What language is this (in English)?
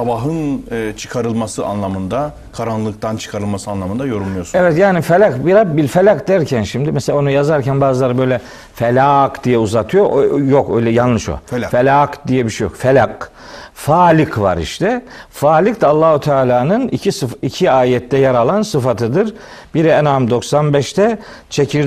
Turkish